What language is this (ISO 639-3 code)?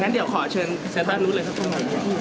tha